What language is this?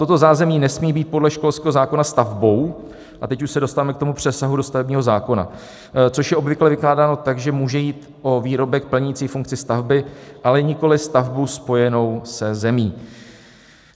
Czech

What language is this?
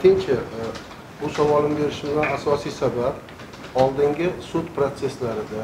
Turkish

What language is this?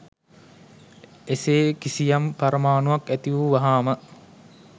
Sinhala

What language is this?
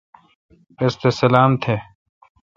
Kalkoti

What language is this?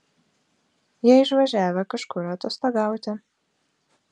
Lithuanian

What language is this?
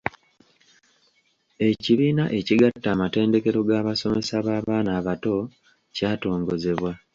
Ganda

